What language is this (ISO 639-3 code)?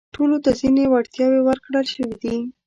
pus